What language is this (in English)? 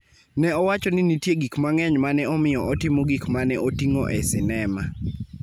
Luo (Kenya and Tanzania)